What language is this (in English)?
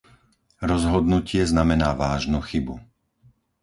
Slovak